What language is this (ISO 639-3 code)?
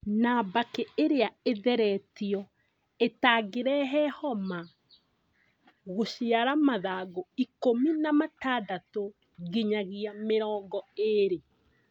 kik